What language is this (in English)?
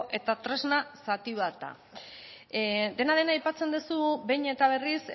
Basque